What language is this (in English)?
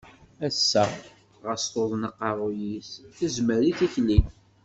Kabyle